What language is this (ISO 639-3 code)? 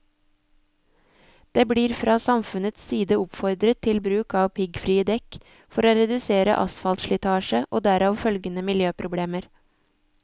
nor